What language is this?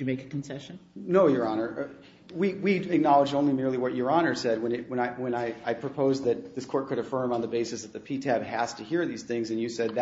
English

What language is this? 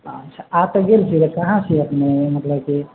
Maithili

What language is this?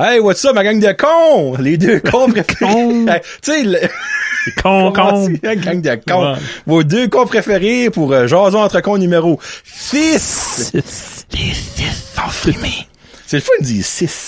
French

